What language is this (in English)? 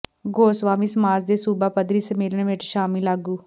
Punjabi